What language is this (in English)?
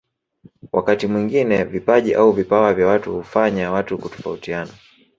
Swahili